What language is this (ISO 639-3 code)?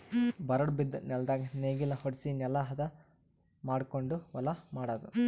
kan